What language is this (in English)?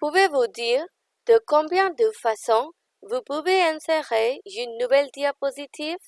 French